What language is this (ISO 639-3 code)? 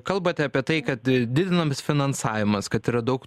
lit